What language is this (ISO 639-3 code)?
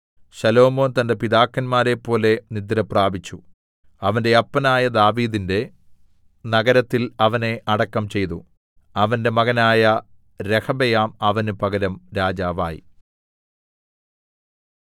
mal